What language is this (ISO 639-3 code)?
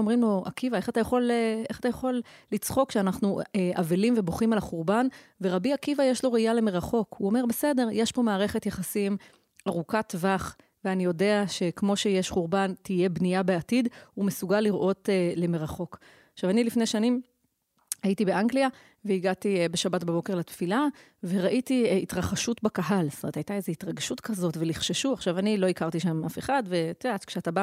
heb